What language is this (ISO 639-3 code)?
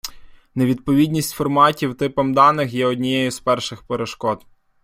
ukr